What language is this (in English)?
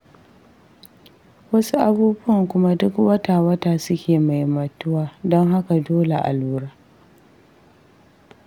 Hausa